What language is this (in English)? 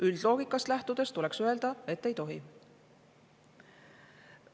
Estonian